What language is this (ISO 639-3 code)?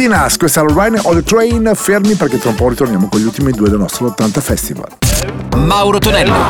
ita